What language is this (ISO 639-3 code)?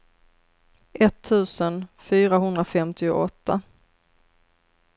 swe